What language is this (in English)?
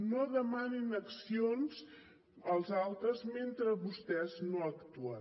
Catalan